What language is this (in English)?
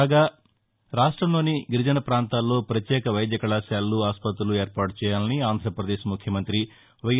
Telugu